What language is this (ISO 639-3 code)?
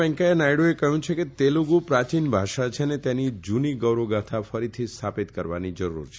guj